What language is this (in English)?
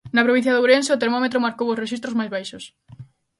Galician